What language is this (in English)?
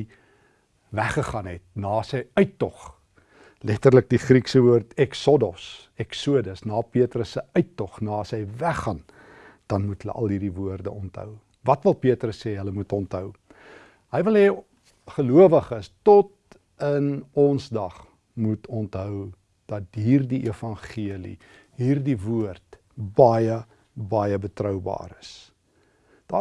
Dutch